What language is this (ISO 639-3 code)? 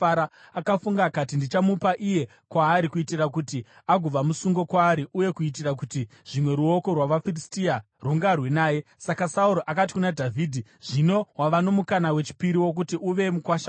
sna